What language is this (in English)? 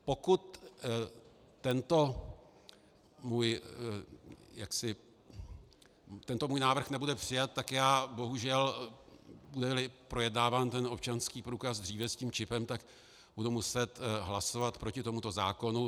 Czech